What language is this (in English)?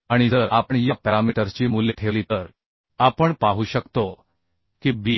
Marathi